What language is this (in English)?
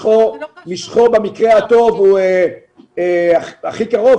Hebrew